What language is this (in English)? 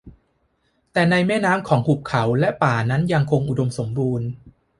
Thai